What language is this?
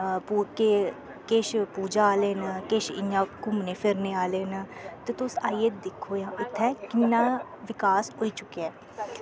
Dogri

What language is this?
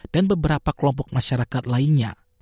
Indonesian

